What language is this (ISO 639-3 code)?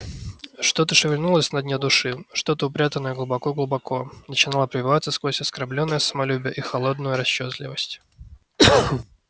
rus